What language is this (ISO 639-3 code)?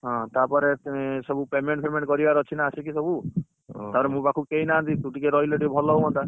ori